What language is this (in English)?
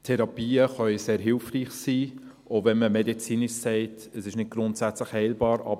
Swiss German